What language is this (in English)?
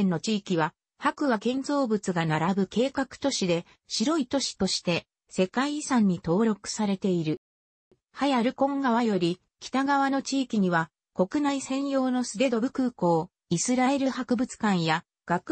Japanese